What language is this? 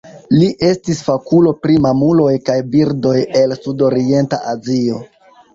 Esperanto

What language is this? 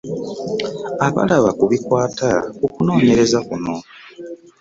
Ganda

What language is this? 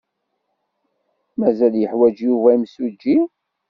Kabyle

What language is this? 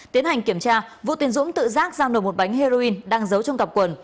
Vietnamese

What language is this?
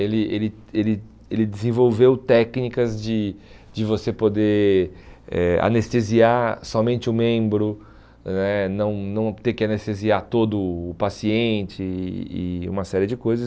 Portuguese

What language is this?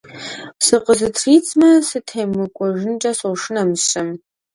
Kabardian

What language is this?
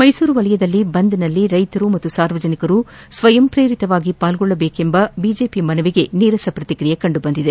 Kannada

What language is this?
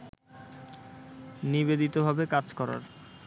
Bangla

